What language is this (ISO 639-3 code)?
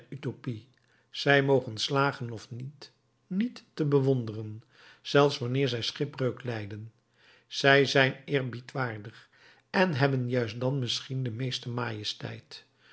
nld